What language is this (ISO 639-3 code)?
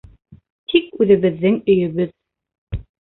bak